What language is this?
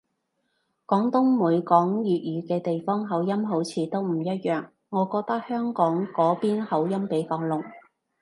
Cantonese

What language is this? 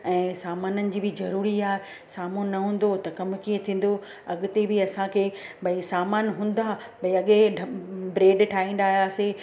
Sindhi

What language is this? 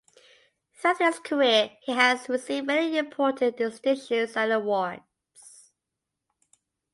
English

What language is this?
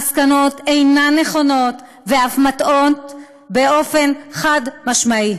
Hebrew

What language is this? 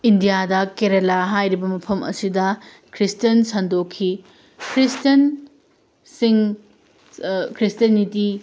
Manipuri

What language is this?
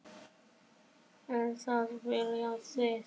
Icelandic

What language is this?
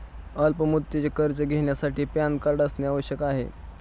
Marathi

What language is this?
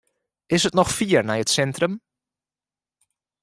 Western Frisian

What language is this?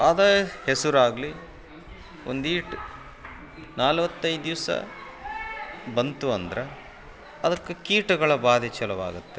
Kannada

